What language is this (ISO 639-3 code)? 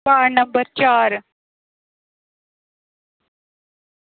doi